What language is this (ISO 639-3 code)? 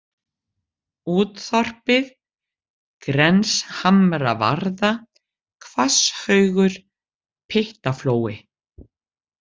isl